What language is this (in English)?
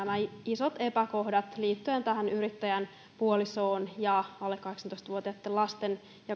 Finnish